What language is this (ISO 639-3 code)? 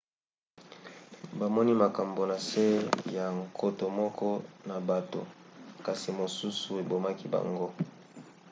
lin